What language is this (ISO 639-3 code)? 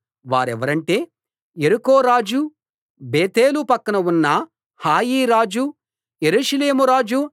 tel